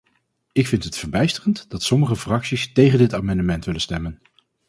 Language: Dutch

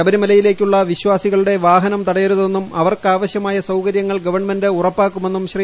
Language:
Malayalam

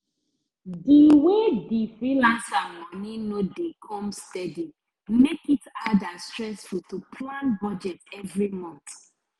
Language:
Nigerian Pidgin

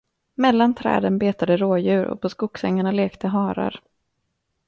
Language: Swedish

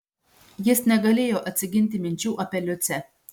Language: Lithuanian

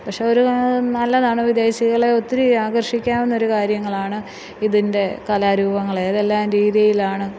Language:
Malayalam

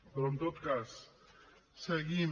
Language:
Catalan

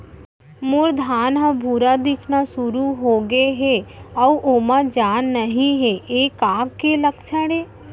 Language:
Chhattisgarhi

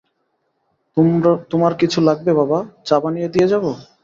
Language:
Bangla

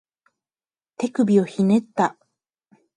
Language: Japanese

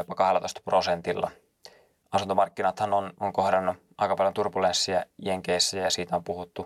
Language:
Finnish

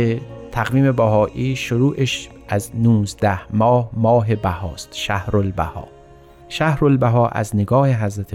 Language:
Persian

